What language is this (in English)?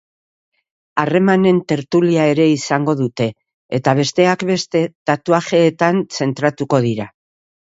Basque